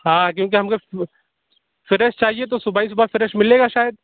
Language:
Urdu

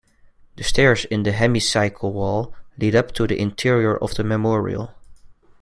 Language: English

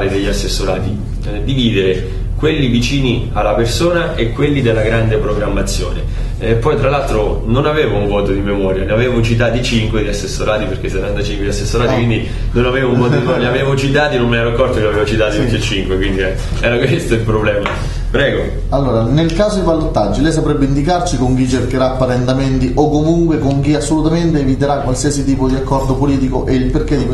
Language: Italian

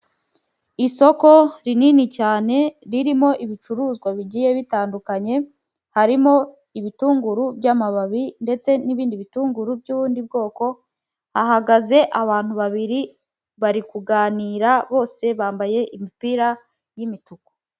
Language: Kinyarwanda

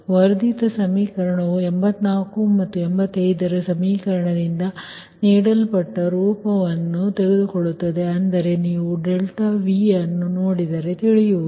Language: Kannada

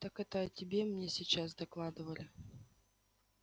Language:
Russian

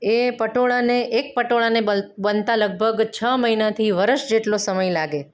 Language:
Gujarati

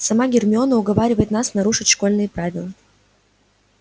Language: Russian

